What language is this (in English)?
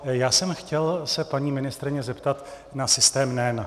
Czech